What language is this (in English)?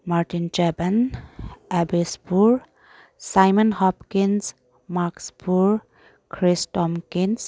Manipuri